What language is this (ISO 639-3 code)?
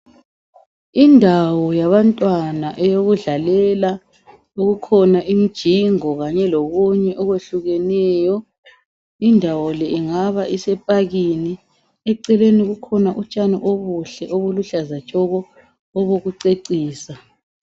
nde